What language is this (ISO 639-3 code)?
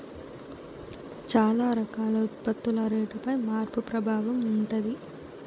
tel